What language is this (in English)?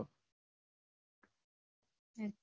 Gujarati